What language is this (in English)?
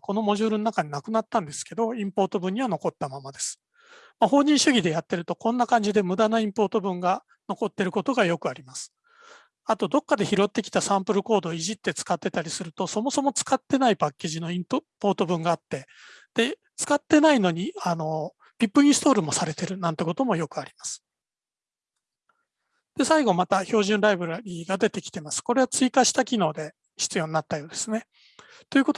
Japanese